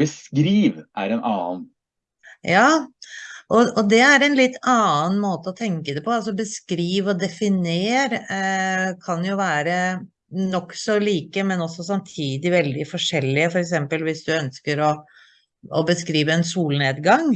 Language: Norwegian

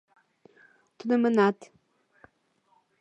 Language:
Mari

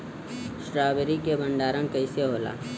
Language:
Bhojpuri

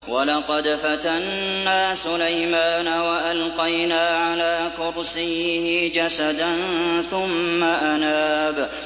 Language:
Arabic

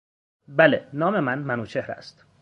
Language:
Persian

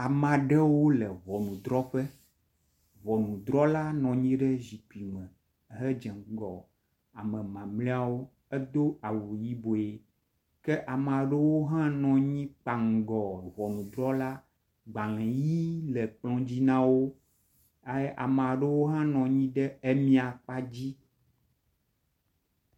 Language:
Ewe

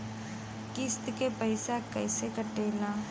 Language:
Bhojpuri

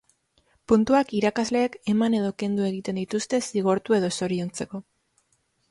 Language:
Basque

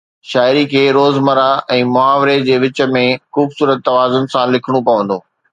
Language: Sindhi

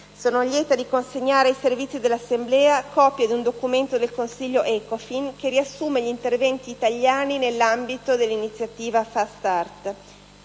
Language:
Italian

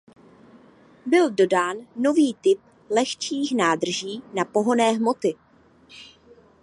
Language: Czech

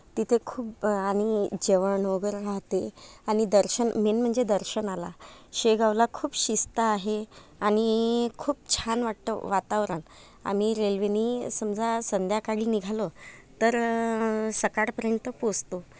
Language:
Marathi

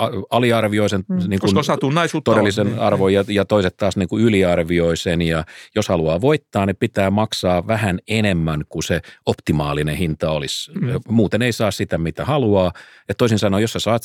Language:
Finnish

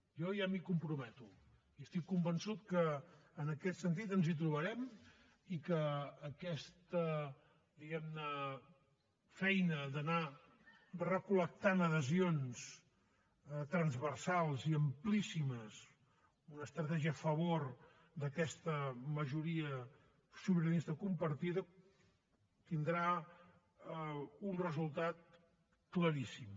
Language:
Catalan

